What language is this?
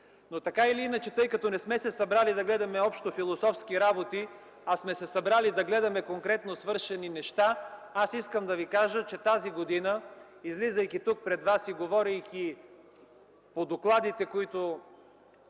Bulgarian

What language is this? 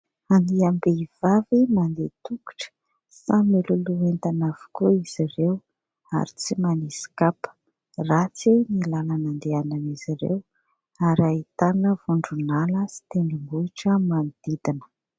Malagasy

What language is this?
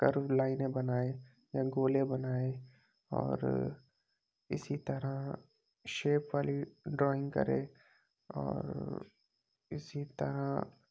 Urdu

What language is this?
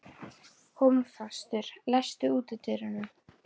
Icelandic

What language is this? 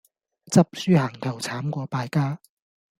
Cantonese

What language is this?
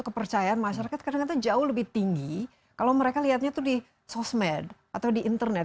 Indonesian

